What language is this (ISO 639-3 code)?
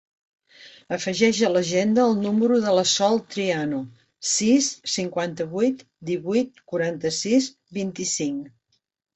cat